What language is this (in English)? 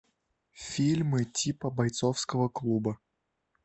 Russian